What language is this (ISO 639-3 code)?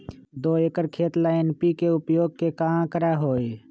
mag